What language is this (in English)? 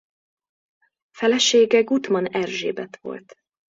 Hungarian